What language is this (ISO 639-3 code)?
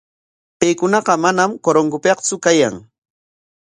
qwa